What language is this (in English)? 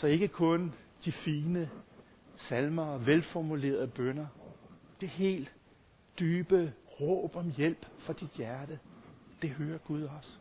Danish